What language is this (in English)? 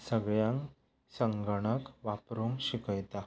Konkani